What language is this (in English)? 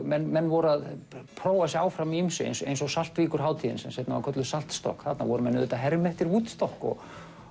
Icelandic